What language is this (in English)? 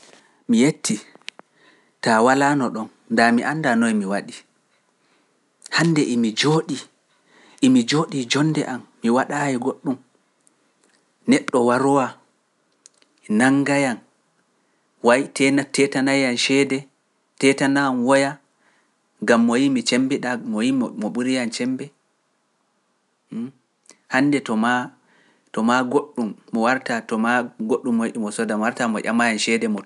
Pular